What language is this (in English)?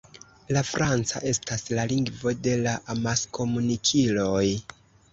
Esperanto